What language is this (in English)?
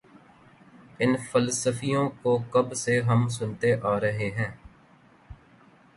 Urdu